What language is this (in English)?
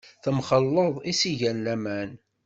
Kabyle